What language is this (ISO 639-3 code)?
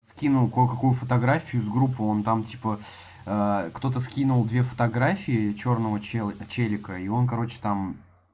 rus